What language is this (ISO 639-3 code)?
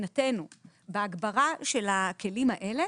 heb